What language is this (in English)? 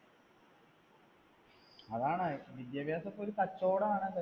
Malayalam